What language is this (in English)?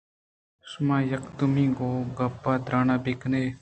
Eastern Balochi